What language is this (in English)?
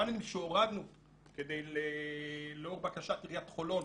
Hebrew